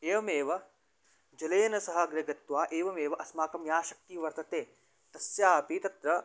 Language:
Sanskrit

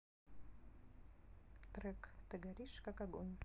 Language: Russian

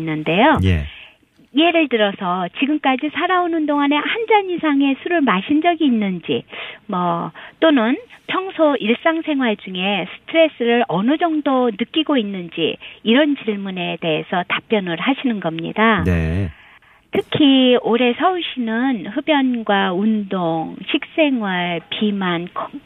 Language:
Korean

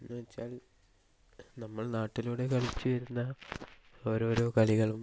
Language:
Malayalam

